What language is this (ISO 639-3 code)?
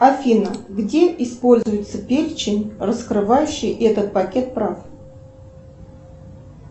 rus